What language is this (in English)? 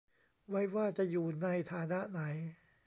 Thai